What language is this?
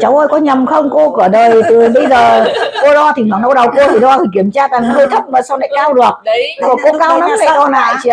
Vietnamese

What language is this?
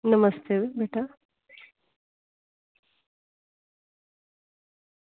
Dogri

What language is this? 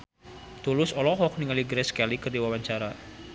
Sundanese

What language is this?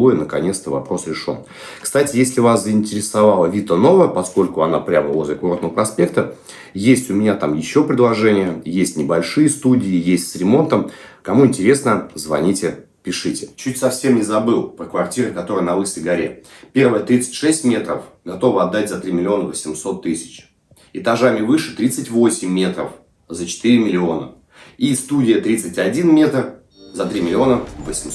Russian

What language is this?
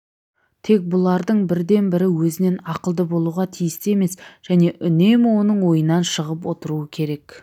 Kazakh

